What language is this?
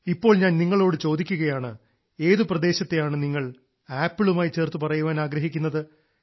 Malayalam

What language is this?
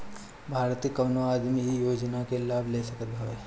Bhojpuri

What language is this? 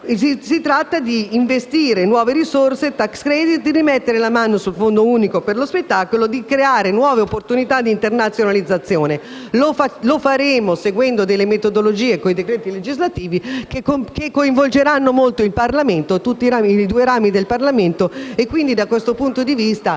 Italian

